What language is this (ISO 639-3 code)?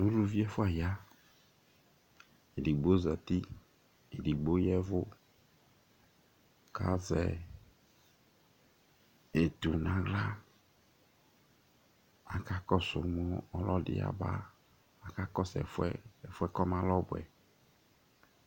kpo